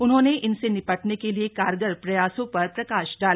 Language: Hindi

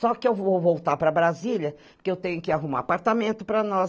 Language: Portuguese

